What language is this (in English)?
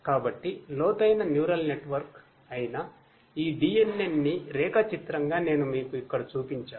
Telugu